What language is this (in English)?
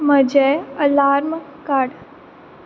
Konkani